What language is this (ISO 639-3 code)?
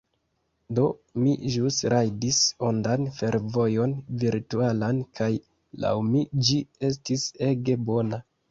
epo